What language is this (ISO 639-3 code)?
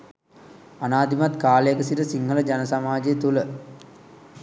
sin